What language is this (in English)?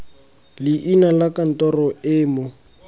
Tswana